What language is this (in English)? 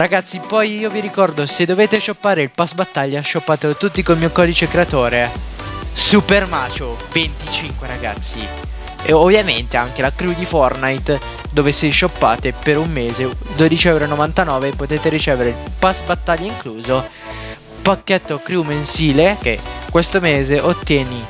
Italian